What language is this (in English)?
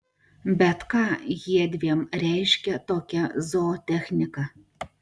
Lithuanian